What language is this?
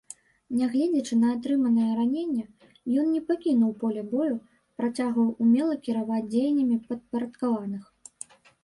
Belarusian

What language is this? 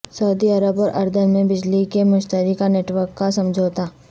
Urdu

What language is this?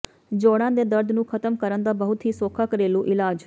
Punjabi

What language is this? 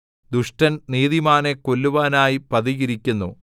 Malayalam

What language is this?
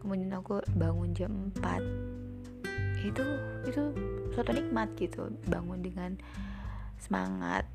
Indonesian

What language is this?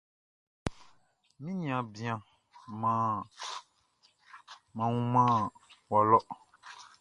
Baoulé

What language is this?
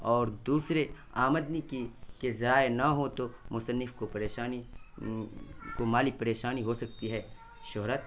Urdu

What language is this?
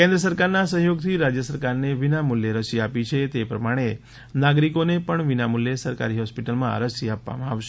Gujarati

